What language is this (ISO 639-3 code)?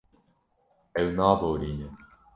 kur